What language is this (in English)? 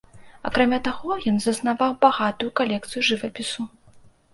Belarusian